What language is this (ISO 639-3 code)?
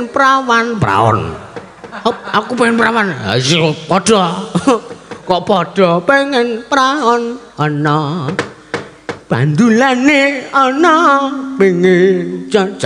ind